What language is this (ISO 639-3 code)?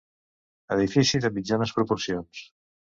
cat